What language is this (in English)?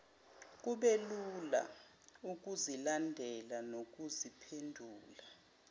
Zulu